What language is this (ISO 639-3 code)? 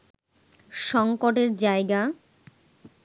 ben